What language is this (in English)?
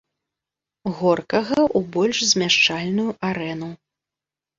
Belarusian